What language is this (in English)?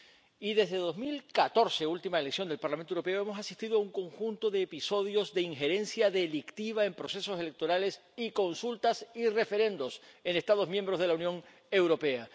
Spanish